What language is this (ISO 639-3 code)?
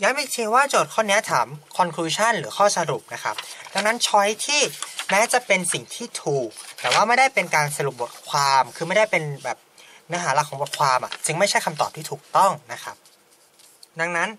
tha